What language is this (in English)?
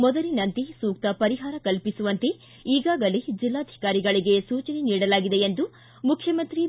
Kannada